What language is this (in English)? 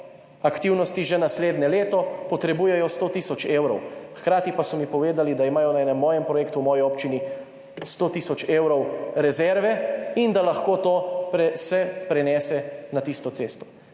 Slovenian